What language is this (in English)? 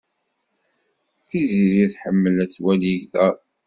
Kabyle